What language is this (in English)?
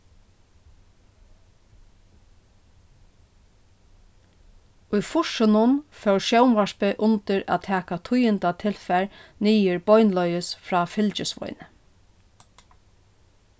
Faroese